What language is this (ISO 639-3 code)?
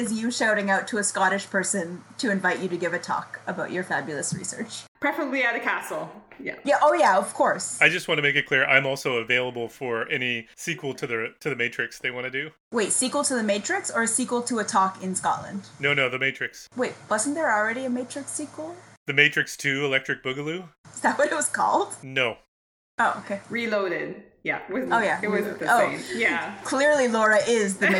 eng